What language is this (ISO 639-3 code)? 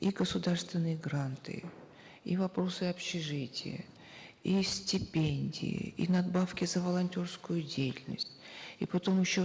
kaz